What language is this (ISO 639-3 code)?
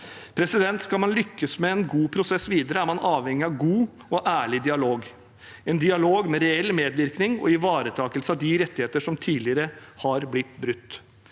nor